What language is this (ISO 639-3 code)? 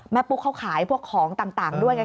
tha